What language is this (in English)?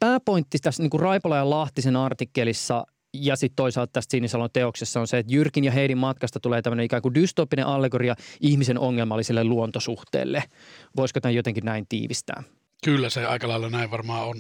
Finnish